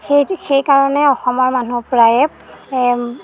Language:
Assamese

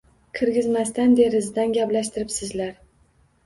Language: Uzbek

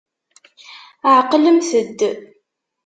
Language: Kabyle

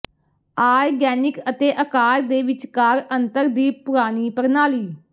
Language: Punjabi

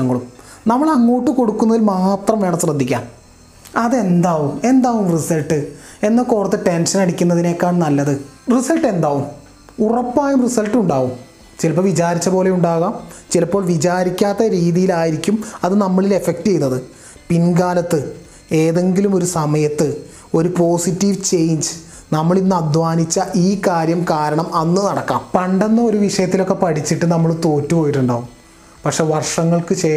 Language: Malayalam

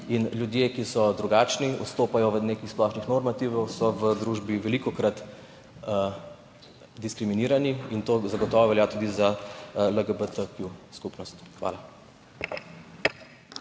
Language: Slovenian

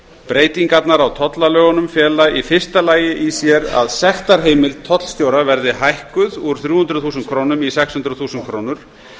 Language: Icelandic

